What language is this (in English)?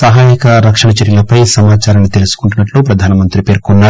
Telugu